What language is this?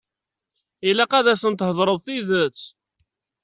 Kabyle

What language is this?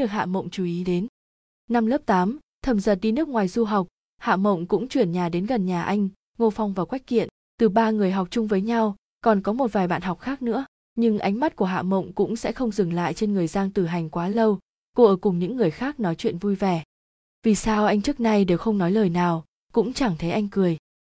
Vietnamese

